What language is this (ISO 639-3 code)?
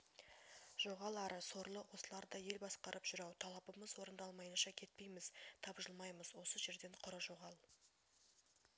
kaz